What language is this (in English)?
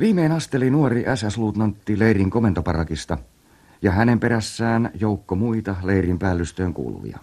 Finnish